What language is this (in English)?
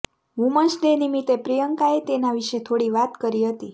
Gujarati